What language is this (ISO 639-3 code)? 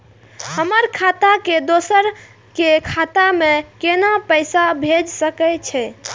mai